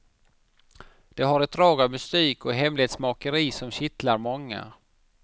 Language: Swedish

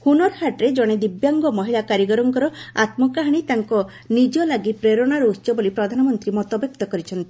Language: Odia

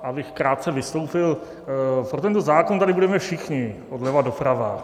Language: Czech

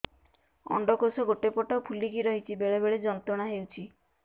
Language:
Odia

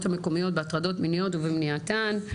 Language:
Hebrew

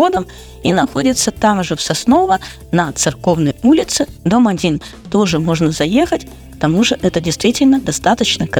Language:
Russian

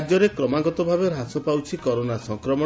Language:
Odia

